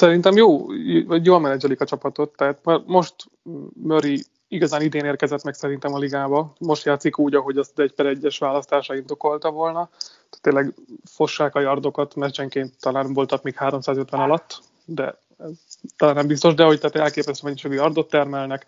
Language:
Hungarian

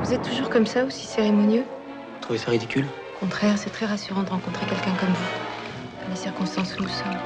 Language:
French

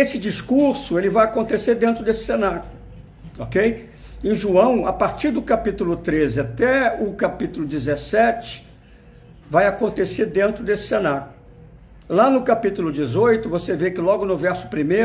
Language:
Portuguese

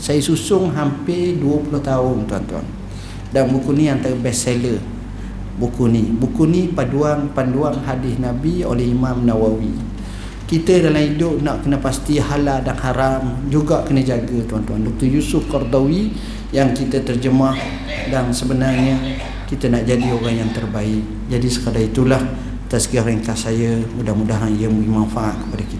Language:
Malay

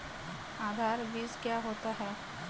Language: Hindi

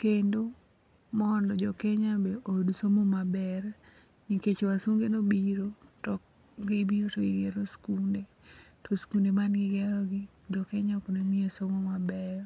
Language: Luo (Kenya and Tanzania)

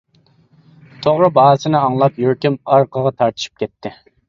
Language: Uyghur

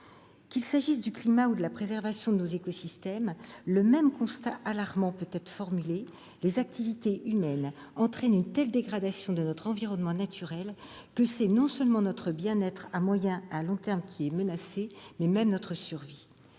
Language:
French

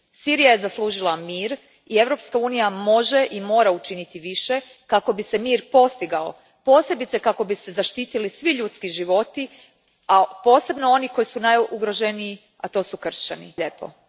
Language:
Croatian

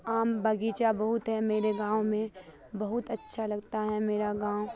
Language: Urdu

